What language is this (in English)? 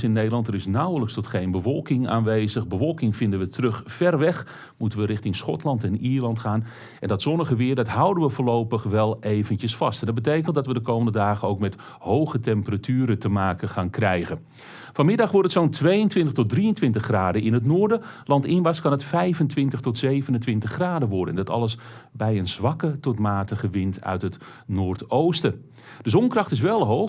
Dutch